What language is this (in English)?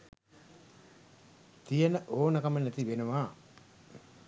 Sinhala